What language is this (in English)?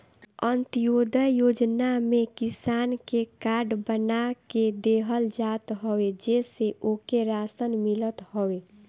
Bhojpuri